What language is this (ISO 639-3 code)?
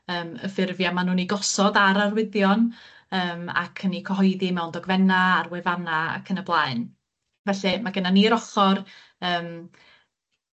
cym